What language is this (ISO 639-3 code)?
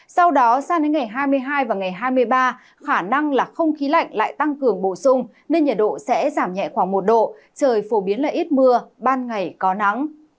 vie